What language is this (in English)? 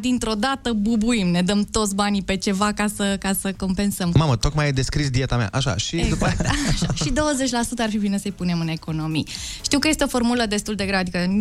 Romanian